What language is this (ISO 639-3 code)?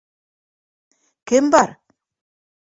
bak